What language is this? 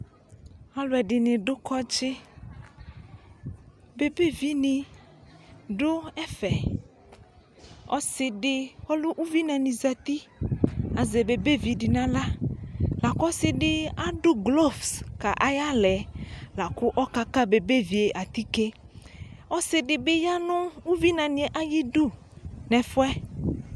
Ikposo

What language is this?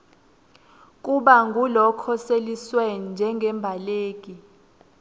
Swati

